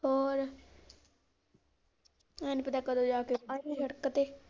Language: Punjabi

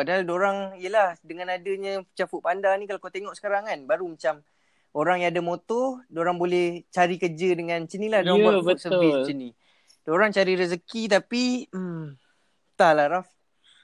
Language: Malay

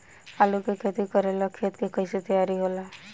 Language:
Bhojpuri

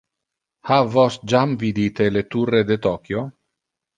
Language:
Interlingua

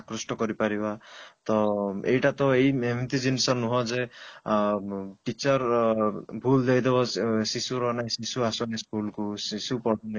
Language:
Odia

